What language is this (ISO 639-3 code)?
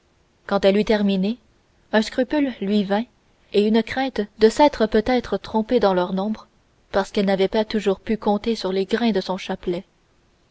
fra